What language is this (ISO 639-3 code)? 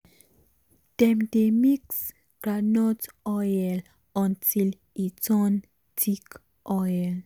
pcm